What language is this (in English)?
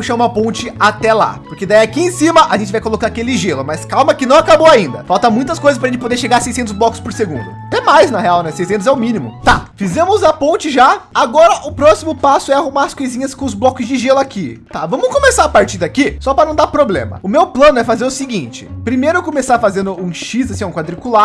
Portuguese